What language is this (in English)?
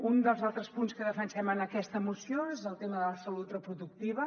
Catalan